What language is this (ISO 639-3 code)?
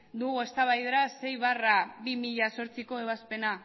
eus